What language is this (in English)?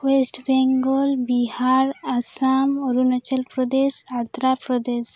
Santali